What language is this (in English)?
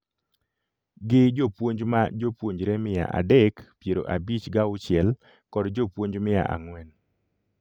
Luo (Kenya and Tanzania)